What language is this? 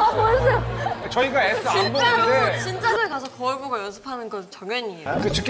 Korean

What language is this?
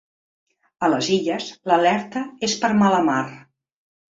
Catalan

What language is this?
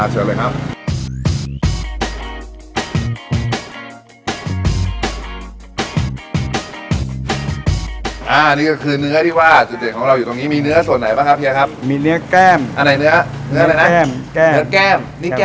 Thai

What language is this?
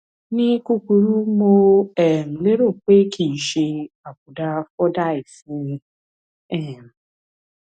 Yoruba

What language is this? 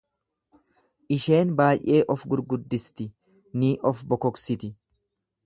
Oromo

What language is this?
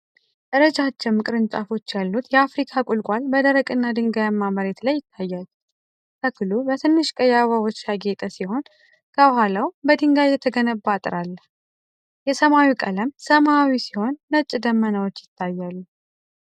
Amharic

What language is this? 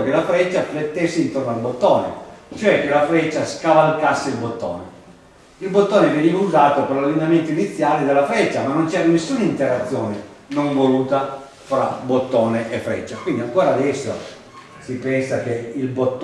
Italian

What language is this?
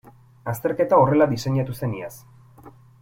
Basque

